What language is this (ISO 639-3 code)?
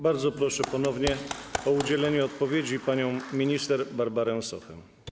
pol